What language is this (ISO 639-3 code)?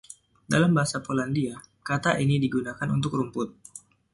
ind